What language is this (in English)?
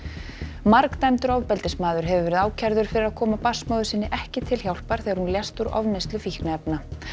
Icelandic